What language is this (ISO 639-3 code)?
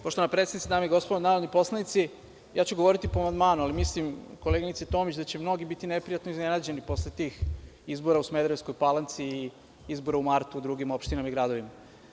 srp